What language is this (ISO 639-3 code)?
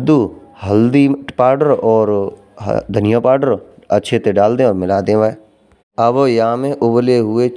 bra